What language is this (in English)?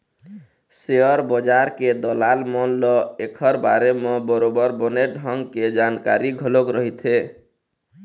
Chhattisgarhi